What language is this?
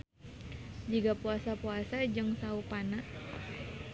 Sundanese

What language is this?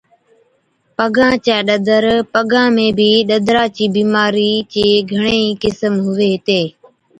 Od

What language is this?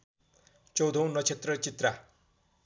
Nepali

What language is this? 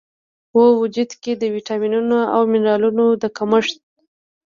Pashto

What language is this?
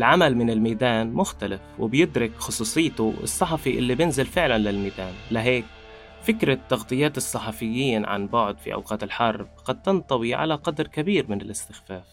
Arabic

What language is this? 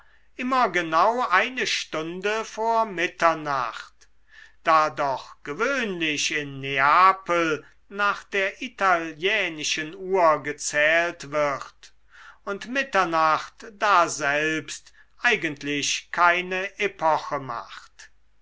German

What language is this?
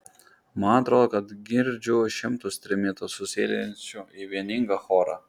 Lithuanian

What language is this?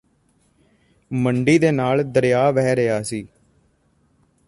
Punjabi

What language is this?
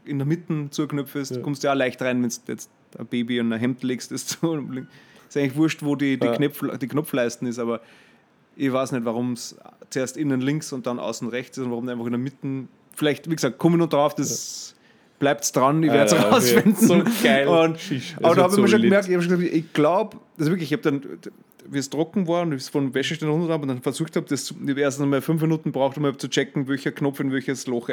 German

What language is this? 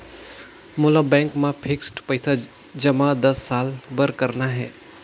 Chhattisgarhi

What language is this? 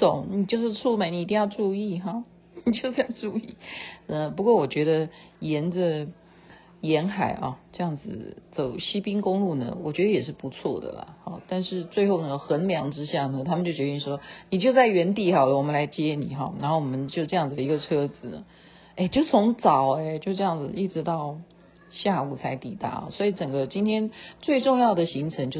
Chinese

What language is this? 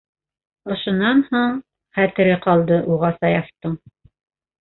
Bashkir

